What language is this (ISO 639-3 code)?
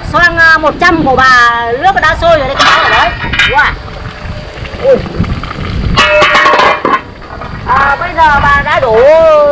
vie